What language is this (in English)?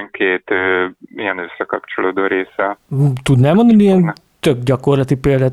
Hungarian